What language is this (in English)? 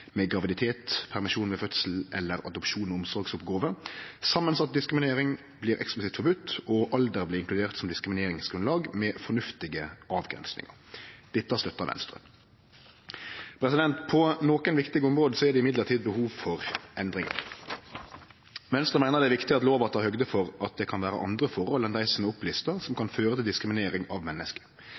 Norwegian Nynorsk